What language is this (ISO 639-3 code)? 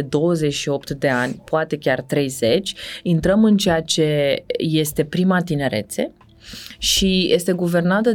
ron